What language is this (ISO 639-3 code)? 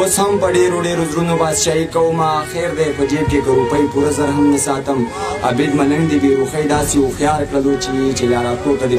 ron